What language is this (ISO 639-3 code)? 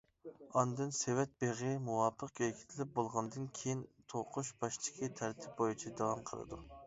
uig